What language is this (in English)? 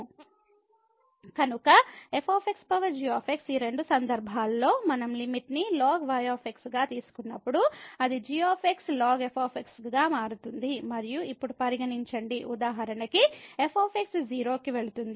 Telugu